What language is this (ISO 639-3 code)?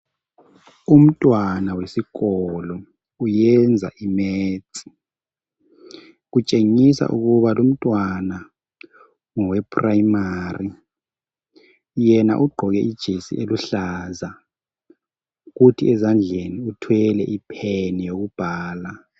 nde